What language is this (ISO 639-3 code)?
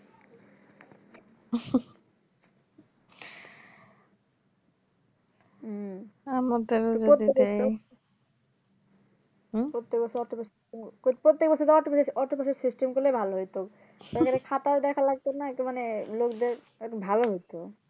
ben